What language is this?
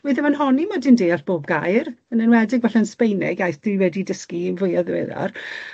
Welsh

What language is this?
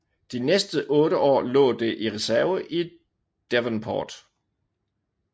Danish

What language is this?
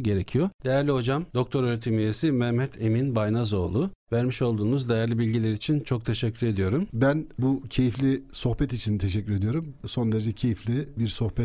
Turkish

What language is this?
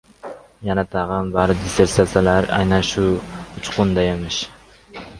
Uzbek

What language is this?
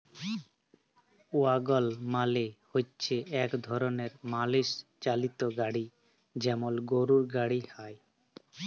Bangla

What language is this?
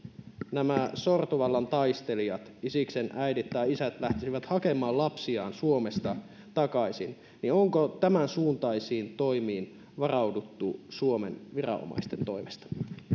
Finnish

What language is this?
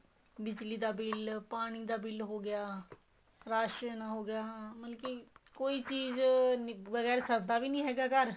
Punjabi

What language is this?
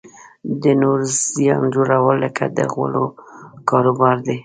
Pashto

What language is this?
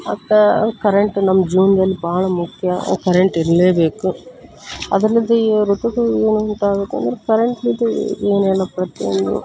Kannada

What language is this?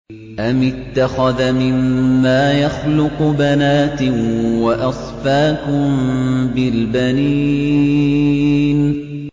Arabic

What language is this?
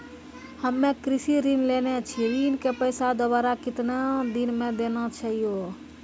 Maithili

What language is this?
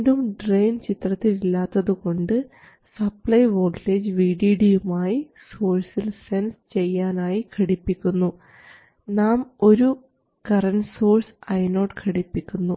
Malayalam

